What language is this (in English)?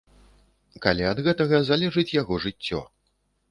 Belarusian